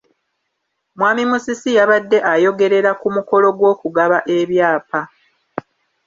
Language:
Ganda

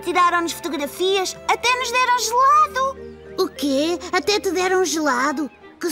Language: Portuguese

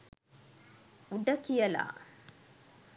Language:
Sinhala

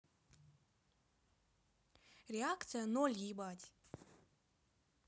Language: Russian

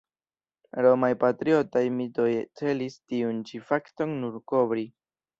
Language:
Esperanto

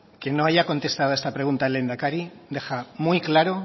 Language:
Spanish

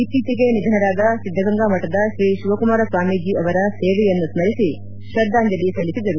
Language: Kannada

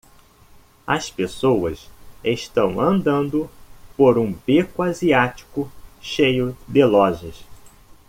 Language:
Portuguese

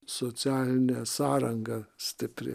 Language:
Lithuanian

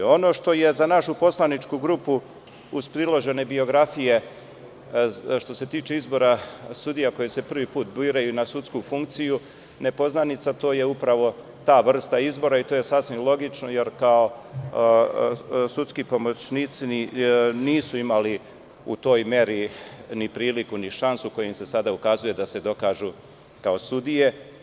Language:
Serbian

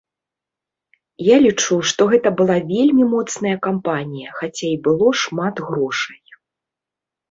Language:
Belarusian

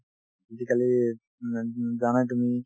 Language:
Assamese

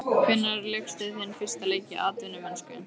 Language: Icelandic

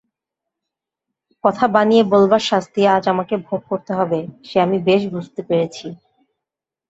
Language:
Bangla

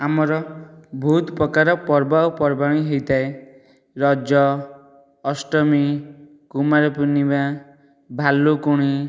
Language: Odia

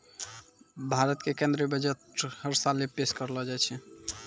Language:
Maithili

